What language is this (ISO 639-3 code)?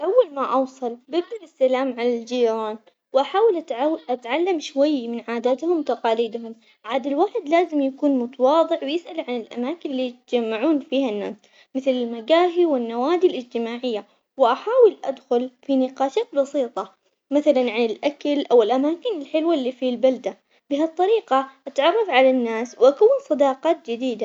acx